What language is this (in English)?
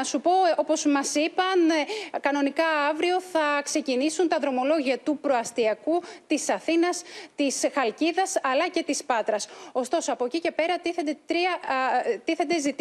Greek